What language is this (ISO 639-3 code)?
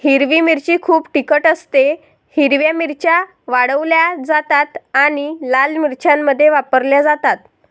mar